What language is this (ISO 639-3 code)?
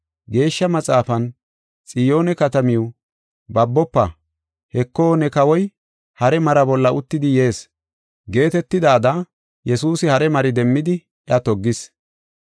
gof